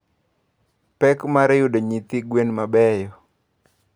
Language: Luo (Kenya and Tanzania)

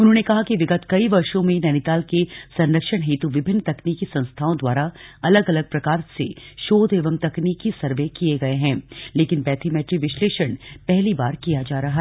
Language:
Hindi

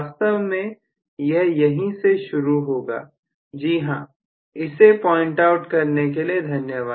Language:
Hindi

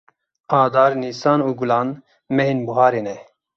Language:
Kurdish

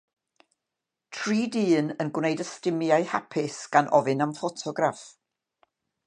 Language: Welsh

